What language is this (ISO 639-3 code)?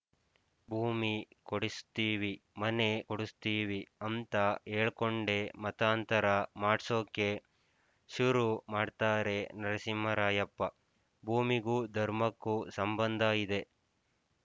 kan